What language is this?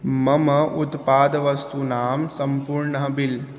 Sanskrit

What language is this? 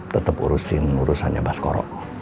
Indonesian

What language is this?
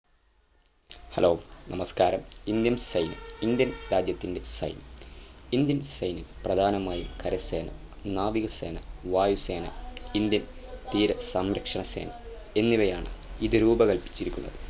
Malayalam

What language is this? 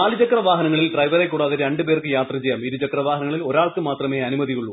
Malayalam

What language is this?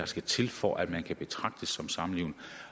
Danish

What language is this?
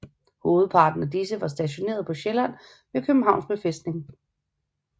Danish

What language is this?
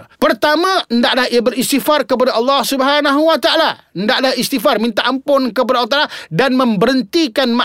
Malay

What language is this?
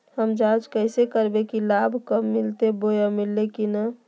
Magahi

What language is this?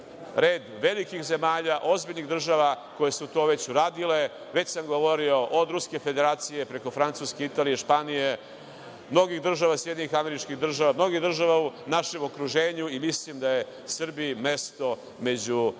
Serbian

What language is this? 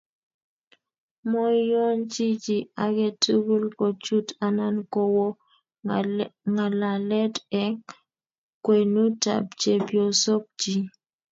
Kalenjin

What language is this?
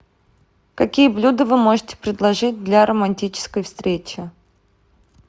Russian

